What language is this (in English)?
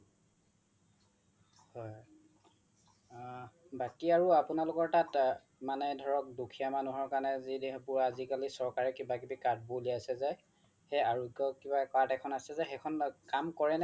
Assamese